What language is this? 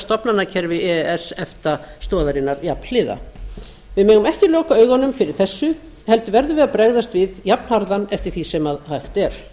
Icelandic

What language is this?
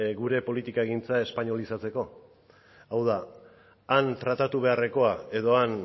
Basque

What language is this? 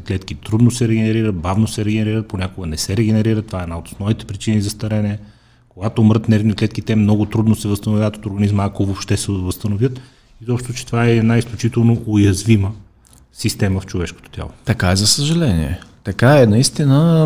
Bulgarian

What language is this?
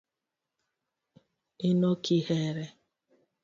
Luo (Kenya and Tanzania)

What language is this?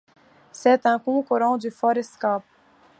French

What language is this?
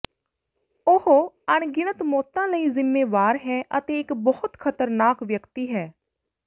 Punjabi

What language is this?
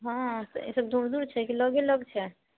Maithili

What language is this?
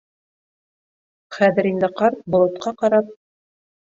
Bashkir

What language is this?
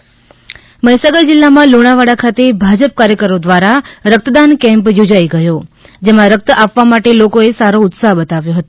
Gujarati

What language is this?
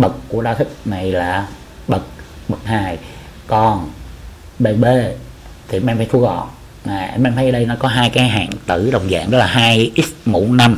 Vietnamese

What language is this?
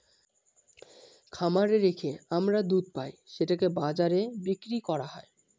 Bangla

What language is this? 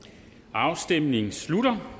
Danish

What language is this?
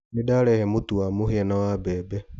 Kikuyu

